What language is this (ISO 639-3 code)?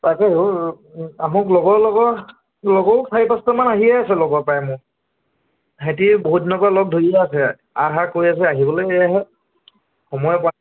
asm